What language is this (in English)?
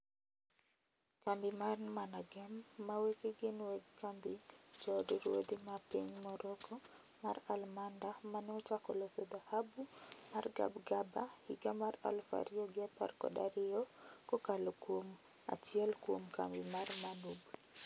Luo (Kenya and Tanzania)